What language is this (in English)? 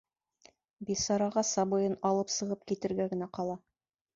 Bashkir